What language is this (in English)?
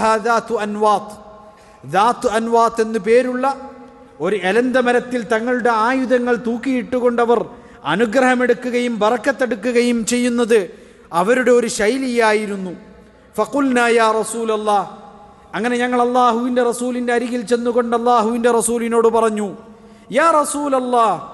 Arabic